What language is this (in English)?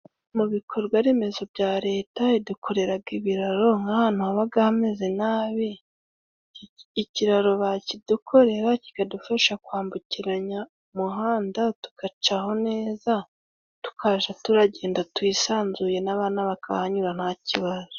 Kinyarwanda